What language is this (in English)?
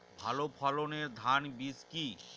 Bangla